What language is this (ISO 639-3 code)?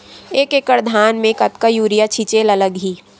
hne